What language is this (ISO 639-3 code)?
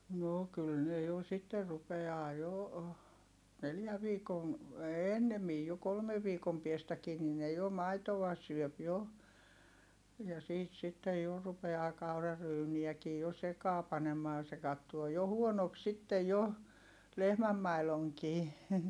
fin